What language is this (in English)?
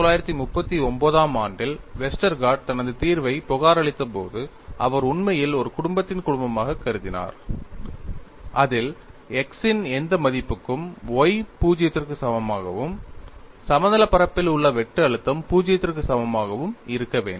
Tamil